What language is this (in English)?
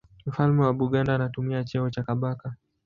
Swahili